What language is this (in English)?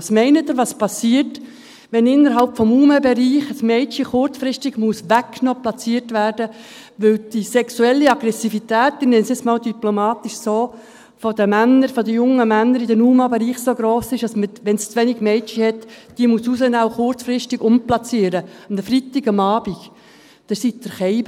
Swiss German